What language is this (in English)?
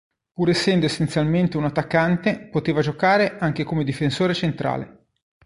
Italian